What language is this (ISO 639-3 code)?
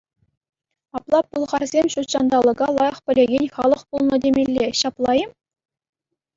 chv